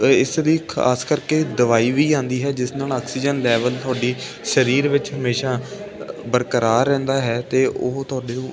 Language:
Punjabi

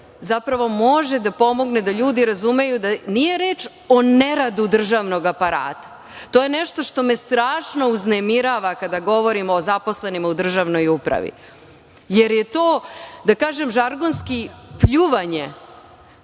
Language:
Serbian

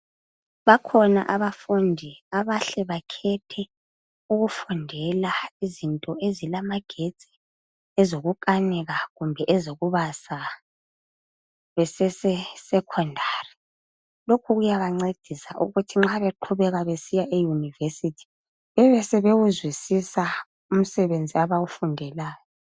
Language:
North Ndebele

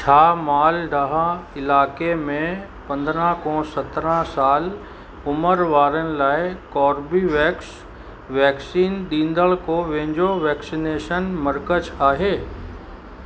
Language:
Sindhi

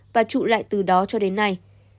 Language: Vietnamese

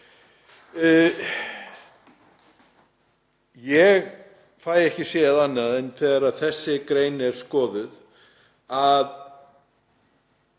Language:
Icelandic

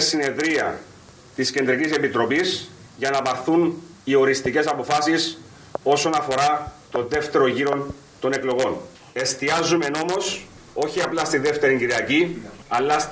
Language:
Greek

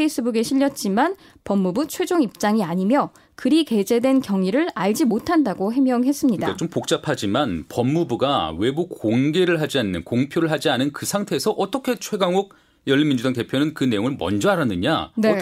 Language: Korean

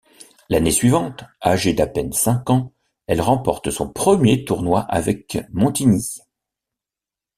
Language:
French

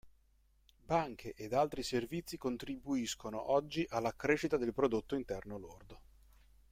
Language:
Italian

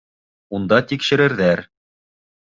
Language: Bashkir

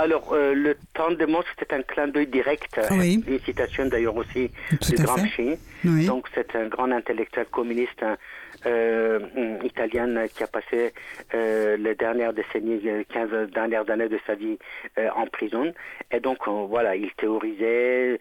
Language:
French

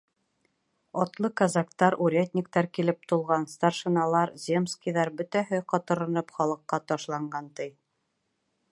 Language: Bashkir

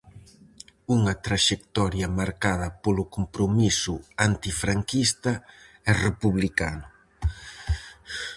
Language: Galician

